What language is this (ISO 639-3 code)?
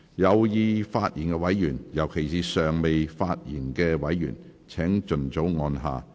yue